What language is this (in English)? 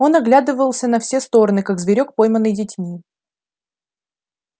Russian